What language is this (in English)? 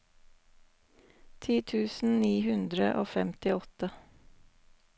Norwegian